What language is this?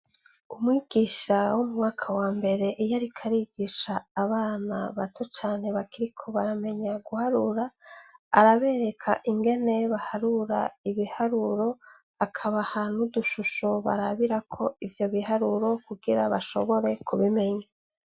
Rundi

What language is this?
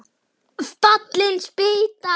Icelandic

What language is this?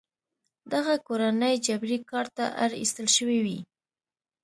Pashto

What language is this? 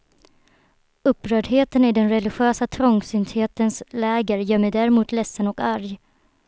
Swedish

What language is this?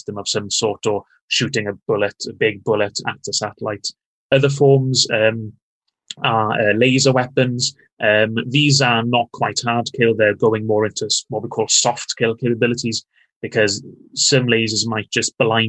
Danish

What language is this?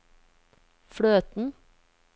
Norwegian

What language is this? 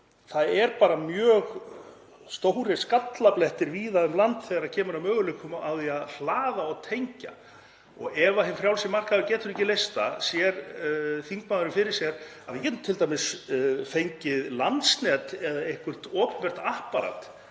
Icelandic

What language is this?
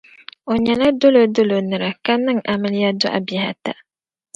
Dagbani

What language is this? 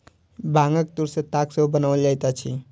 Maithili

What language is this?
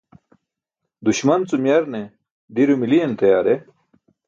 Burushaski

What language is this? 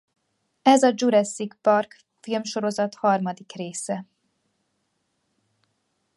Hungarian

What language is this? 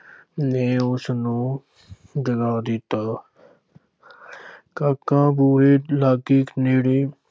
Punjabi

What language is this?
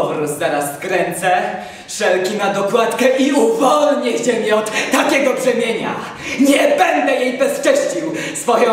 Polish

